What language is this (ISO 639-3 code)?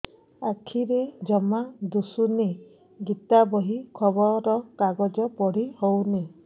ori